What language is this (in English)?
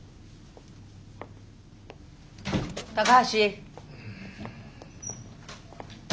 Japanese